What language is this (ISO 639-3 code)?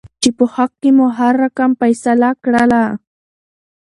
pus